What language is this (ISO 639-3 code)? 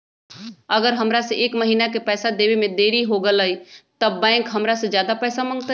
mag